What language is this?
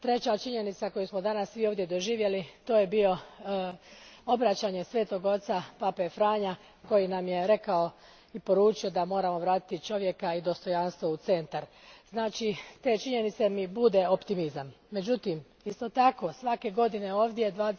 Croatian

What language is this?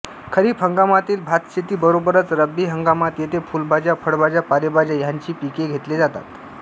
Marathi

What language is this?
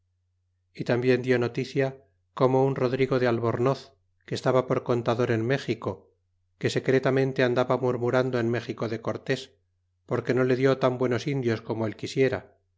Spanish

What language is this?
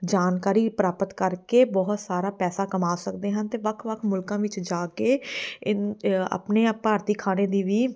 Punjabi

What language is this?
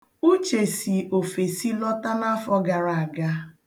Igbo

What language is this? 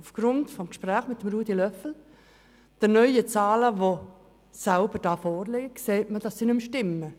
Swiss German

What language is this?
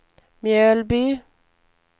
Swedish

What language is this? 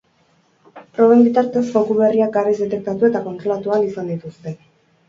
Basque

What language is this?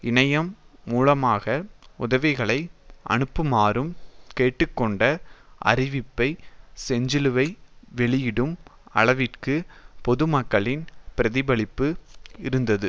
Tamil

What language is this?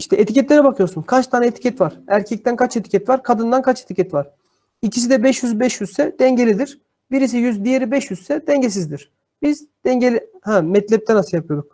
Turkish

